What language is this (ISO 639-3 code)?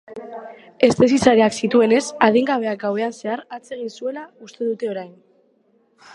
eus